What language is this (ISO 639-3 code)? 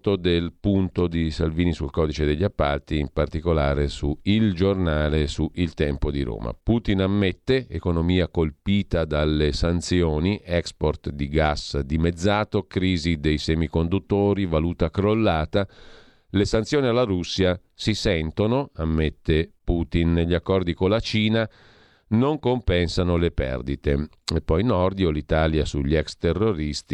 ita